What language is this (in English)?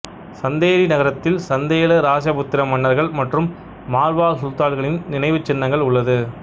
Tamil